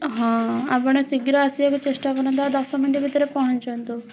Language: Odia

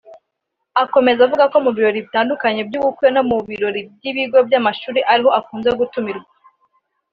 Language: Kinyarwanda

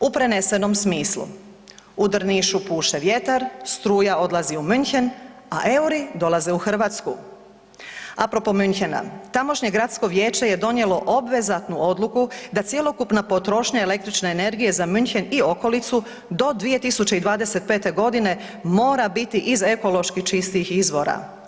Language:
Croatian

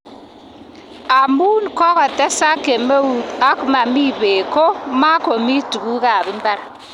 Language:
Kalenjin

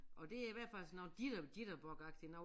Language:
Danish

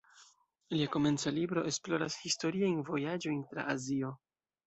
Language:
Esperanto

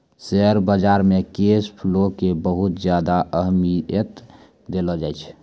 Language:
Maithili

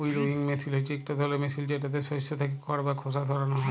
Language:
Bangla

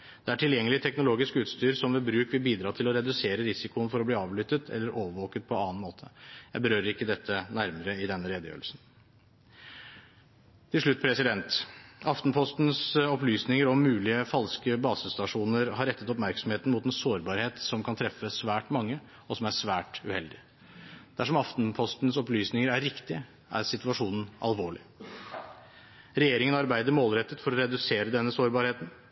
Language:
Norwegian Bokmål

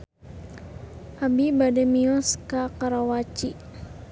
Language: Sundanese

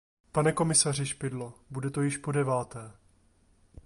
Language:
Czech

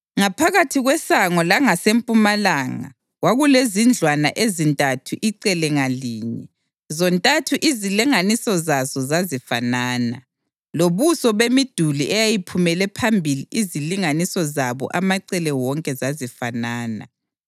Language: North Ndebele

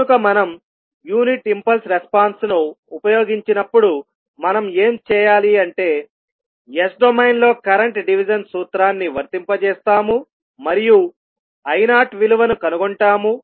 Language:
Telugu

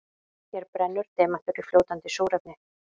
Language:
Icelandic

